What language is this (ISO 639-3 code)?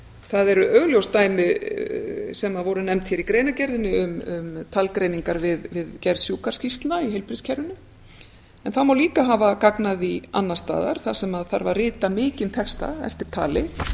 isl